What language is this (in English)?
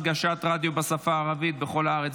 Hebrew